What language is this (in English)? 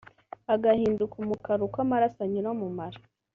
Kinyarwanda